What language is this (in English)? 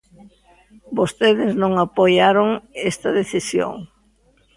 Galician